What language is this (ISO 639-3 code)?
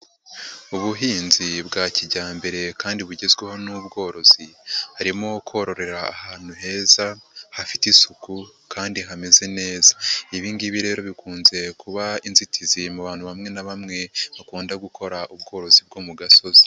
kin